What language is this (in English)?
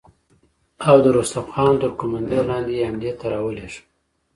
Pashto